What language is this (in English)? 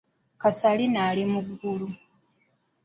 Ganda